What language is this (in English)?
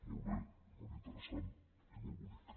Catalan